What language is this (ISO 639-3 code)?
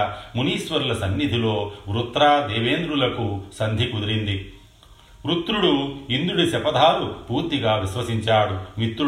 tel